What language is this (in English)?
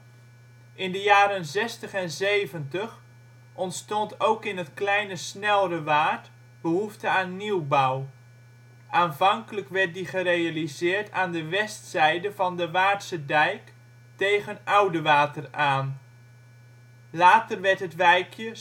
Dutch